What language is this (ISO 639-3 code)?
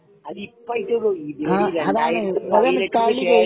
mal